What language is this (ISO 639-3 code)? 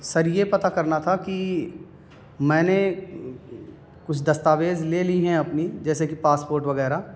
urd